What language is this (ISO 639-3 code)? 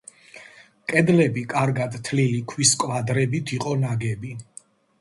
kat